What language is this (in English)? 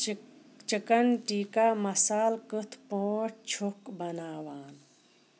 Kashmiri